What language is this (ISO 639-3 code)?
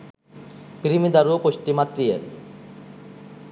sin